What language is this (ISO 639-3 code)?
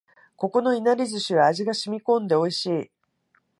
jpn